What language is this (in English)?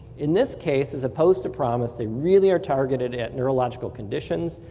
English